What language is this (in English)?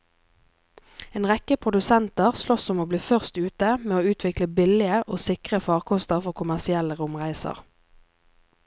Norwegian